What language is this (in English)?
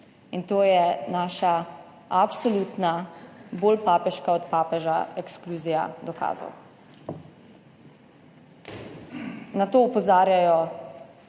Slovenian